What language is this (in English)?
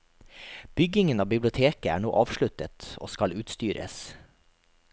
Norwegian